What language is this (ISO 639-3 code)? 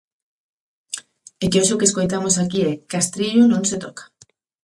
glg